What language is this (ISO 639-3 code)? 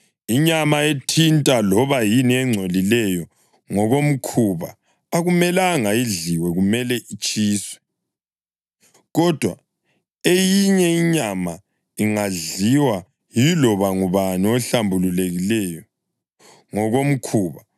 nde